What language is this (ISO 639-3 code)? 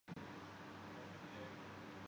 urd